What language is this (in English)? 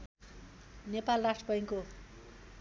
Nepali